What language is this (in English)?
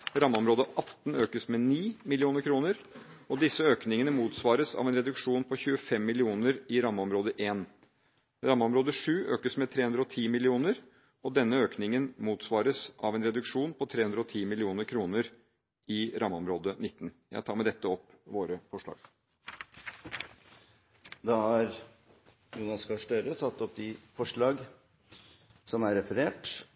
Norwegian